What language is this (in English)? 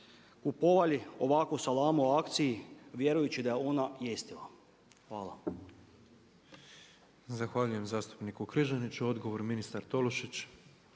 Croatian